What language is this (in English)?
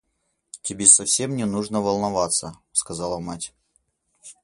Russian